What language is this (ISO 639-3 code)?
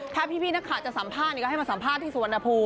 tha